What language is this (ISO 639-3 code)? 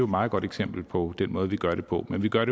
dan